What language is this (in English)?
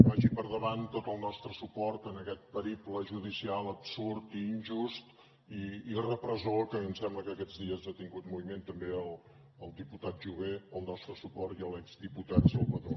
Catalan